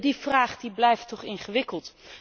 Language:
Dutch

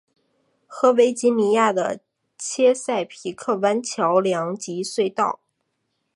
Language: Chinese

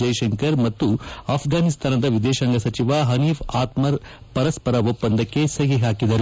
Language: Kannada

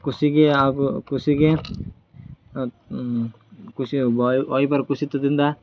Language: Kannada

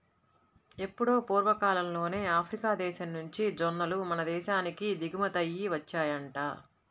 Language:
Telugu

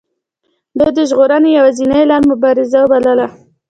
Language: Pashto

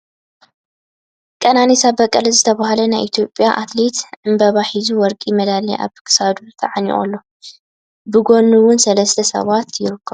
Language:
Tigrinya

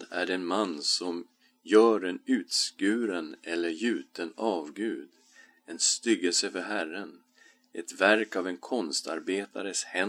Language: Swedish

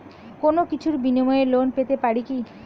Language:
Bangla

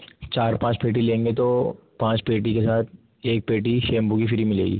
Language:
Urdu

